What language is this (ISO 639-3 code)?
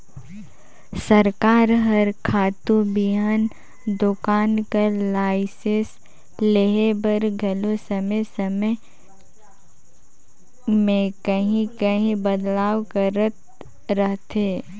hne